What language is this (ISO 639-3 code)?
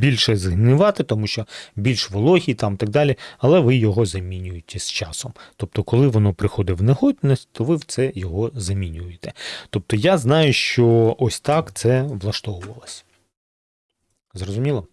ukr